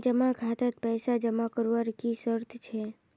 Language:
Magahi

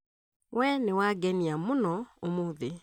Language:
Kikuyu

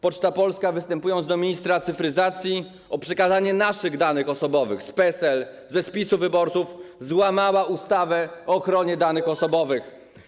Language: Polish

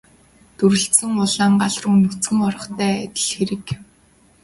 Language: Mongolian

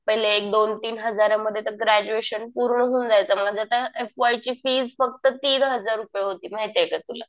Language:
Marathi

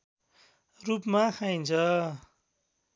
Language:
Nepali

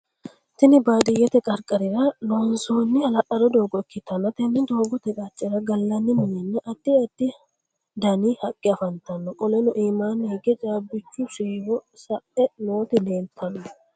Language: Sidamo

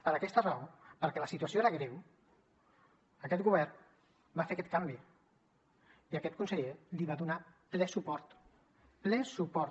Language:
Catalan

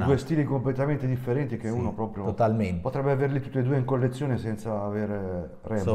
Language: Italian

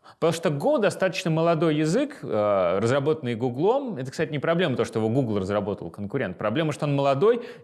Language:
Russian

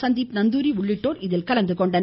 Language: Tamil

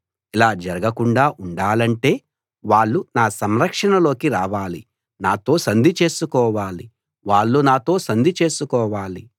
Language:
Telugu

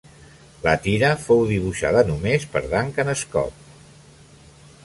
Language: Catalan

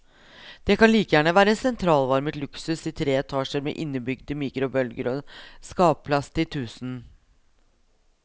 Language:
Norwegian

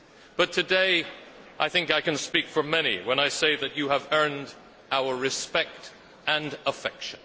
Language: English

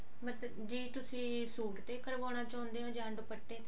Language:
Punjabi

